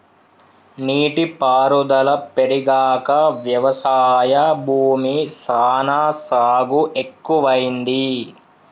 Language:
Telugu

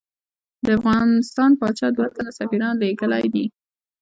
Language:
Pashto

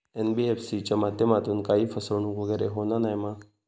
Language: Marathi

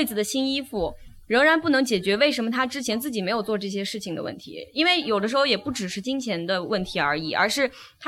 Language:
Chinese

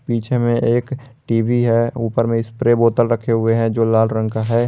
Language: Hindi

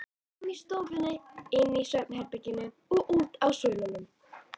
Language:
Icelandic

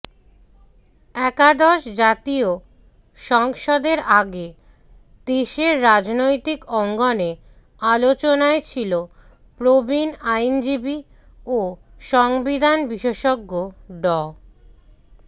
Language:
Bangla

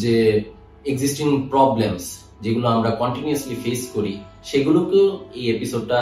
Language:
Bangla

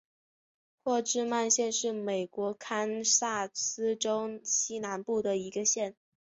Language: Chinese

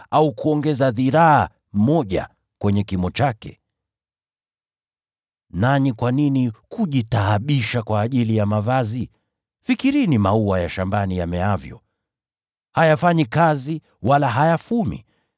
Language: Swahili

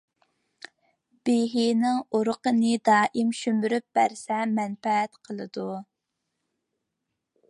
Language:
Uyghur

